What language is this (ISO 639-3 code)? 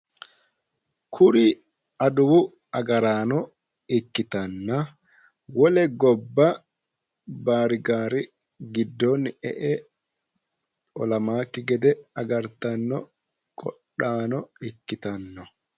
sid